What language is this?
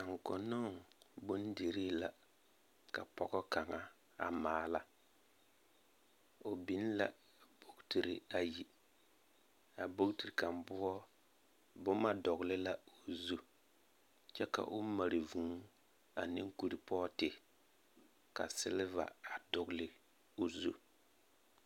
Southern Dagaare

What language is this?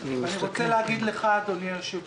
Hebrew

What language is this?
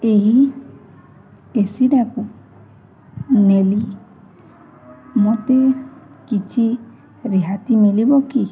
Odia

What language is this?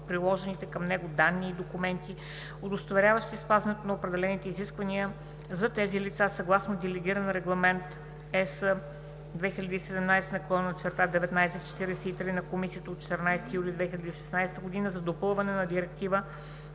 Bulgarian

